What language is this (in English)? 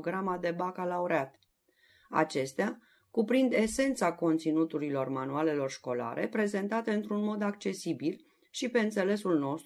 Romanian